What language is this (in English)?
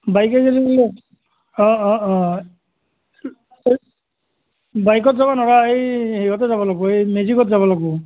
Assamese